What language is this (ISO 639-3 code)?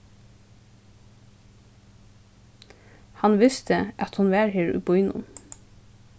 fao